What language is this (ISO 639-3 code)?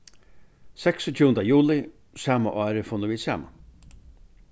fao